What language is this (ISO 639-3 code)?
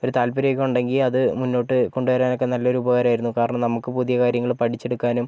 mal